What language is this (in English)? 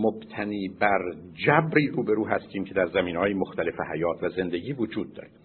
Persian